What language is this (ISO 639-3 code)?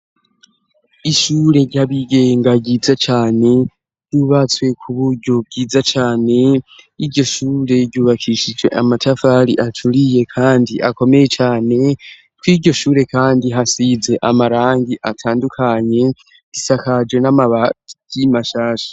run